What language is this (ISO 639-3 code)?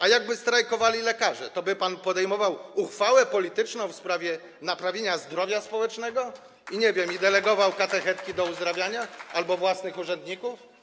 pol